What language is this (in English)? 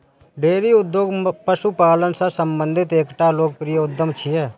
Maithili